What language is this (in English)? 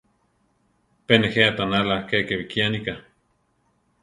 Central Tarahumara